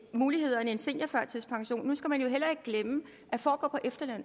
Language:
Danish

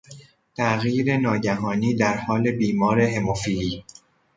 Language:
Persian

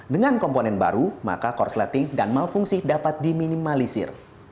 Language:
Indonesian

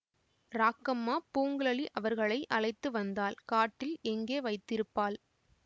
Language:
Tamil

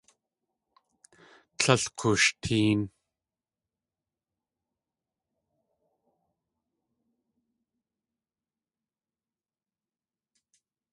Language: Tlingit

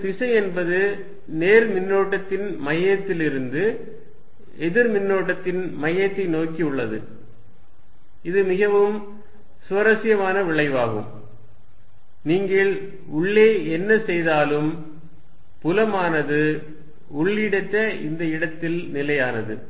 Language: Tamil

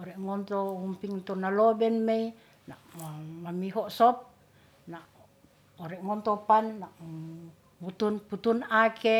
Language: Ratahan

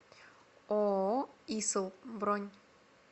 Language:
Russian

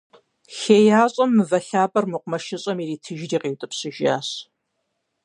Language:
Kabardian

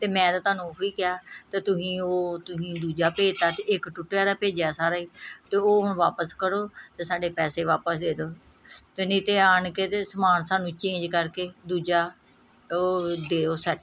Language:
Punjabi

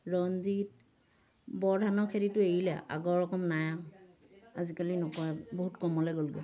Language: Assamese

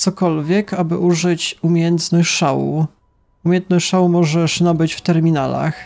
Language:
Polish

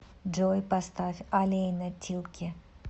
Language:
Russian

